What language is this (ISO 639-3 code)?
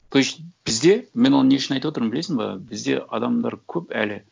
kaz